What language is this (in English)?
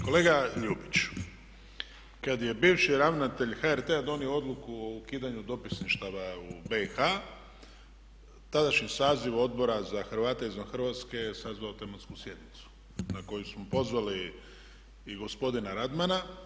Croatian